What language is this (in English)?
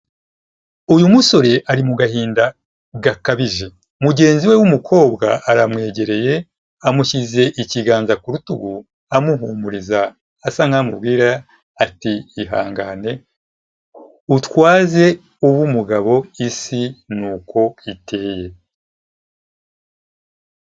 Kinyarwanda